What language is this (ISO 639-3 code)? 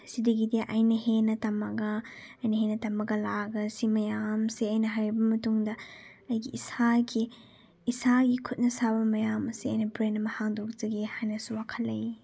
mni